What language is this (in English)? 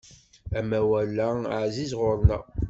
Kabyle